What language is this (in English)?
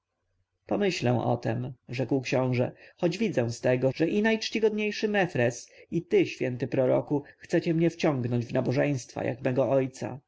Polish